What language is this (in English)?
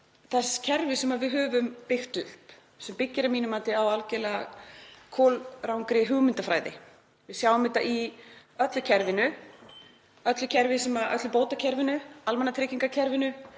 Icelandic